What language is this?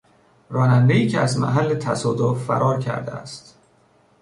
Persian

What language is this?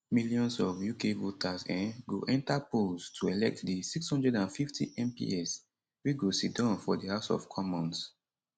Nigerian Pidgin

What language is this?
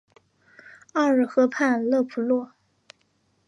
Chinese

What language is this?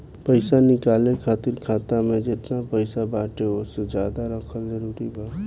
Bhojpuri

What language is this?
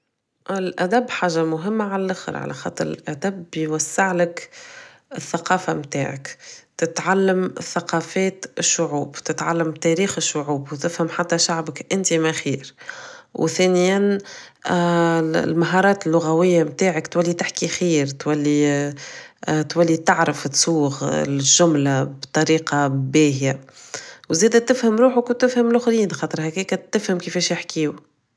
Tunisian Arabic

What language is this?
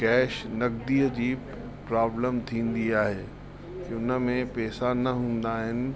Sindhi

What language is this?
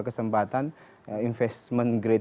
Indonesian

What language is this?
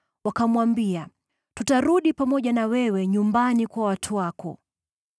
Swahili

